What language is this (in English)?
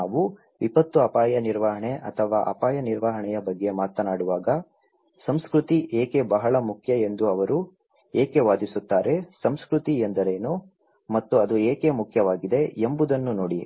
Kannada